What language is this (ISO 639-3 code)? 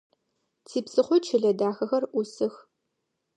ady